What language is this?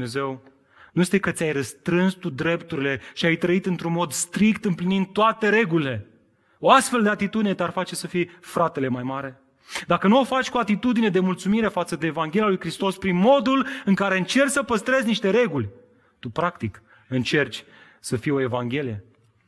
Romanian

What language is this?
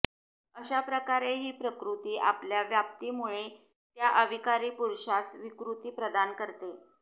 Marathi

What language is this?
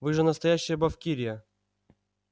Russian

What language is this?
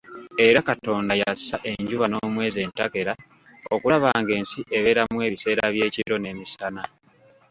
Ganda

